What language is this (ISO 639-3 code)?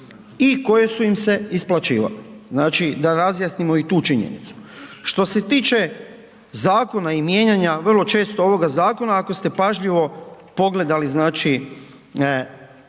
hrv